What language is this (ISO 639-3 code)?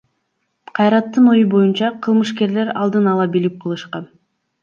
kir